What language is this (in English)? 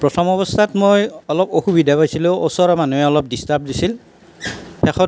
Assamese